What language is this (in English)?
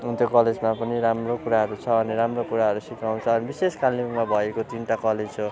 Nepali